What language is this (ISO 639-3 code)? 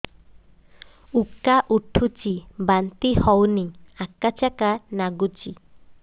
ori